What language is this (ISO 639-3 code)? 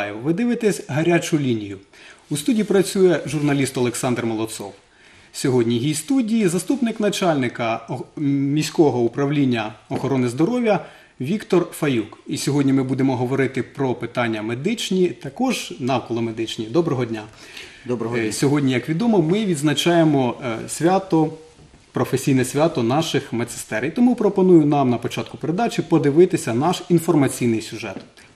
ukr